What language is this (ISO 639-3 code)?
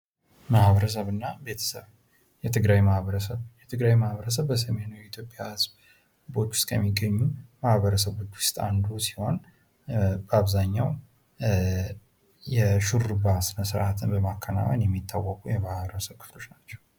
amh